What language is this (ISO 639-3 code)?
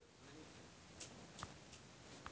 rus